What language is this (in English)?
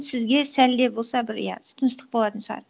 Kazakh